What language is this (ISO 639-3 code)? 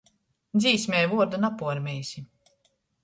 ltg